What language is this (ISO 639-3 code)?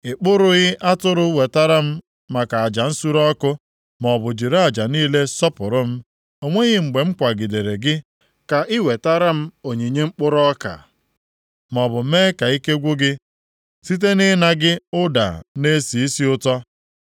ibo